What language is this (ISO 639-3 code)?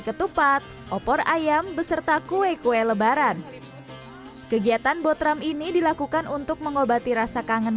ind